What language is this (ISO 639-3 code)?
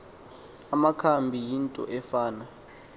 xho